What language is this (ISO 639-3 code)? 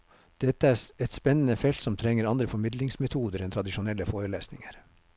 nor